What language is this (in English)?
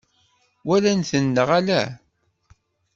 Kabyle